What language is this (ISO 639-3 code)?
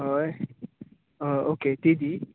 kok